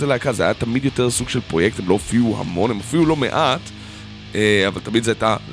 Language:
Hebrew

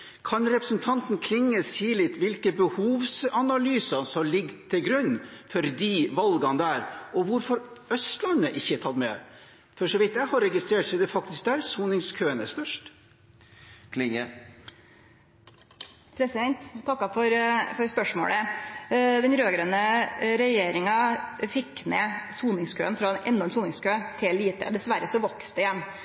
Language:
Norwegian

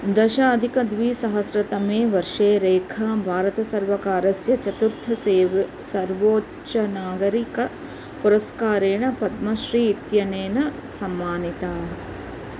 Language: Sanskrit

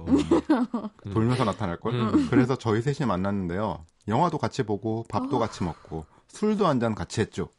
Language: Korean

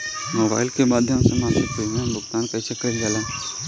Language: Bhojpuri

